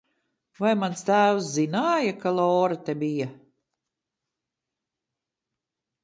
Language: Latvian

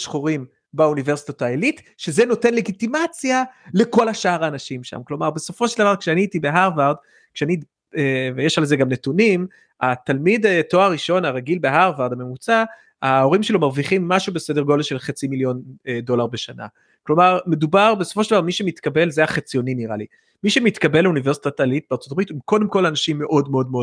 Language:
Hebrew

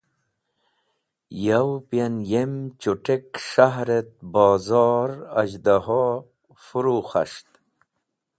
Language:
Wakhi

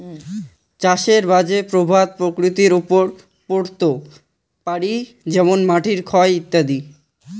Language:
Bangla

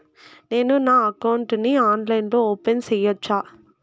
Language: Telugu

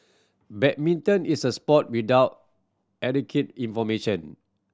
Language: English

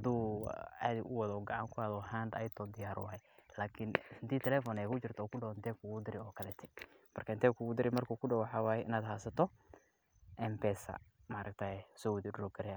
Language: Somali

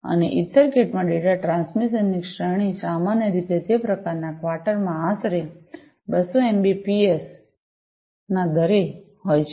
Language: Gujarati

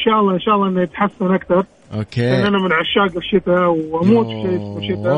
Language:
Arabic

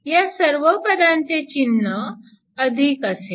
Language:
Marathi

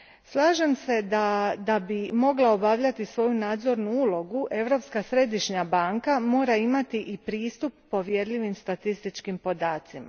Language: Croatian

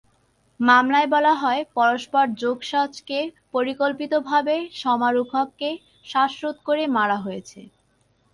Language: Bangla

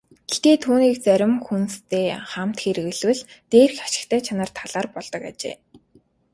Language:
Mongolian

